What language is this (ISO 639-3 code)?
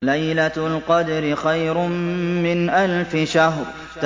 ara